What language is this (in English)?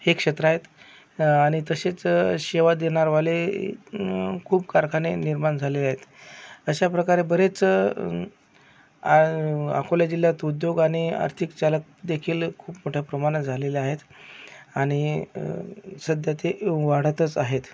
Marathi